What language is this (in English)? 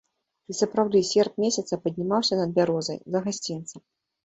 Belarusian